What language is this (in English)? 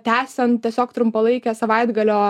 Lithuanian